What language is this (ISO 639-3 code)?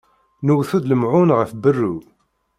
kab